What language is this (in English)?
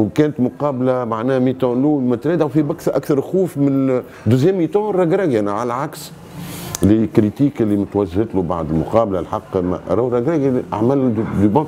Arabic